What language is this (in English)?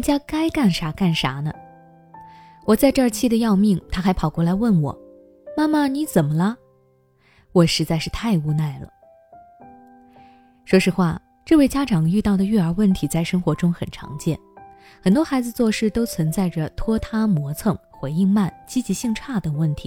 Chinese